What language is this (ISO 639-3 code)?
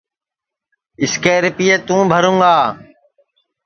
ssi